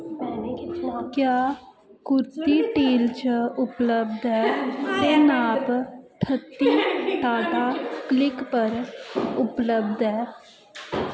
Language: Dogri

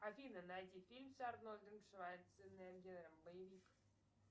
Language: Russian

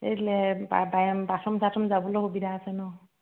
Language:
Assamese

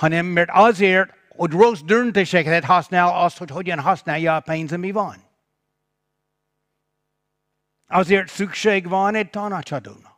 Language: Hungarian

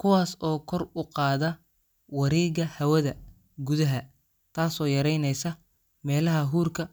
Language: Somali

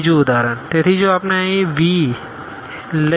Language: Gujarati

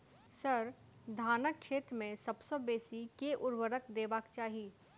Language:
Maithili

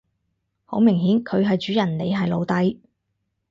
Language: Cantonese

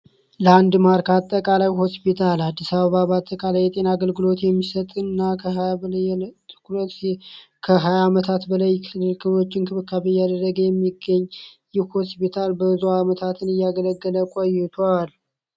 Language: Amharic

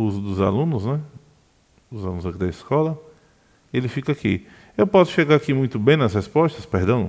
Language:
Portuguese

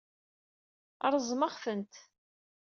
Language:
Kabyle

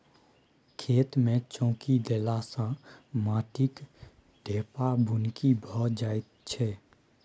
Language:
Maithili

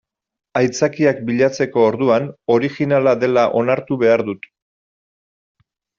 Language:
Basque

